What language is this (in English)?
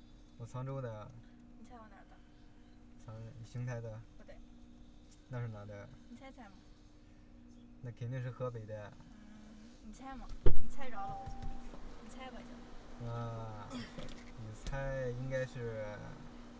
Chinese